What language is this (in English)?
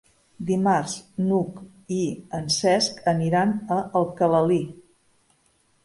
Catalan